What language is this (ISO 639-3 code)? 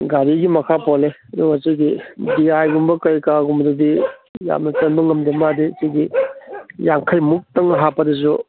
mni